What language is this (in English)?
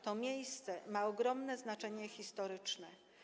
Polish